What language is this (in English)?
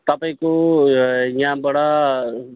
Nepali